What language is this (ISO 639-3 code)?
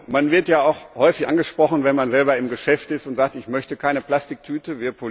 deu